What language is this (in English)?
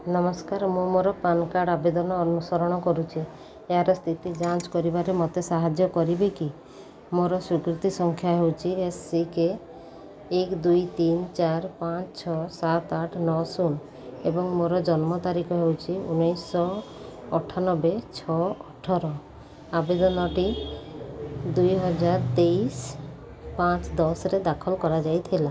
Odia